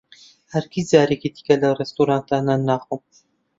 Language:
Central Kurdish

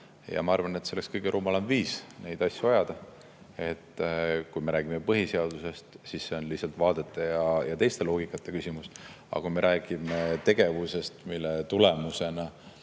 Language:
Estonian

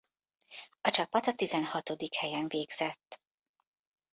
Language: Hungarian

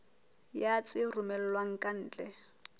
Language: Southern Sotho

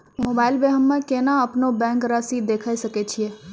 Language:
Maithili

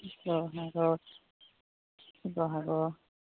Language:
Assamese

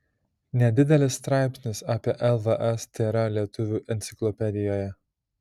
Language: Lithuanian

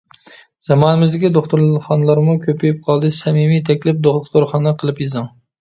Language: Uyghur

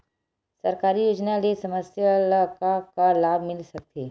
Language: Chhattisgarhi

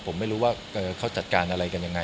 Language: Thai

